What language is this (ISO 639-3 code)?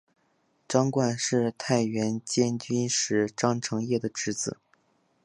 zho